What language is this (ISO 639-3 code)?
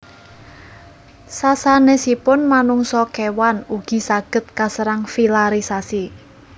jav